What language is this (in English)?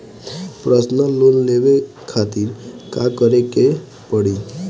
Bhojpuri